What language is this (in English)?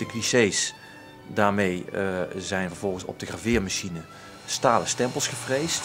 Dutch